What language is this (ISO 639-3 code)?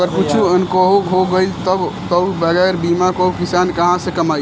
bho